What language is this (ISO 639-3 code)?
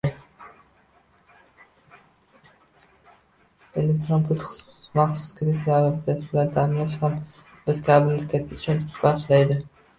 uzb